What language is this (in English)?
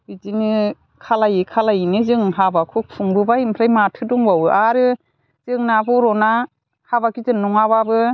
Bodo